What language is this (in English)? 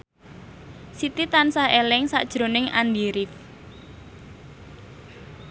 Javanese